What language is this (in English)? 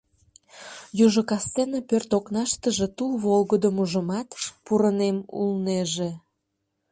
Mari